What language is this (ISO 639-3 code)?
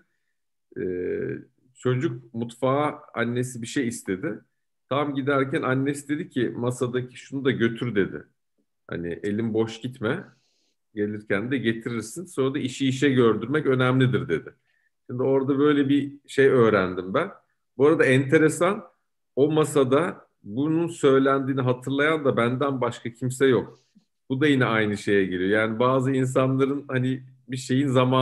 tur